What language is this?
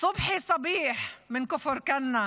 Hebrew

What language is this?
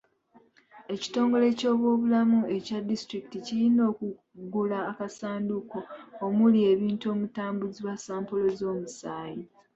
Ganda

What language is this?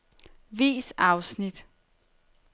Danish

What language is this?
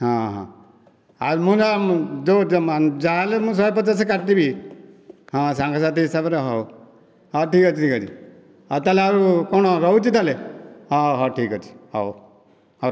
Odia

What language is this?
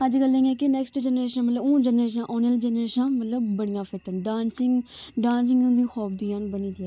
Dogri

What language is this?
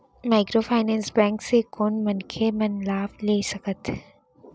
Chhattisgarhi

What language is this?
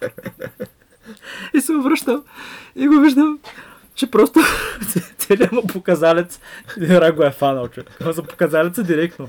Bulgarian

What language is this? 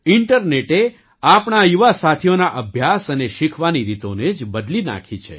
Gujarati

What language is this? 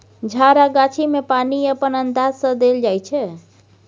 Maithili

